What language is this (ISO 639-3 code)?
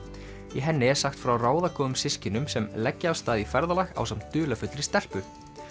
isl